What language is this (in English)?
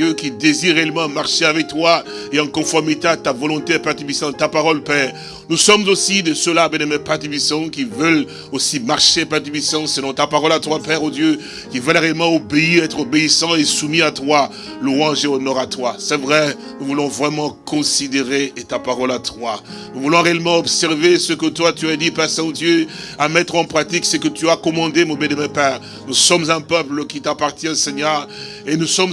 French